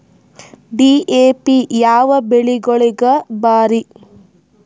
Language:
Kannada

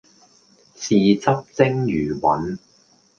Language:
Cantonese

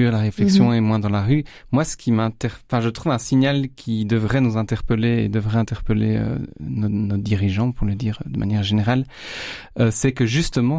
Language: French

